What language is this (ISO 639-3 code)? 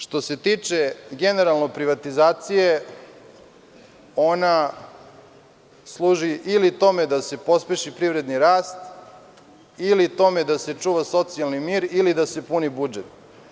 srp